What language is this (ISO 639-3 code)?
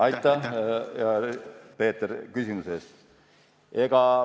est